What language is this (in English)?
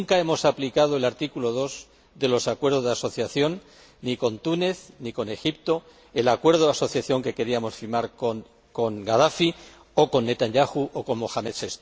Spanish